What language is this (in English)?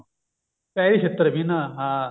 Punjabi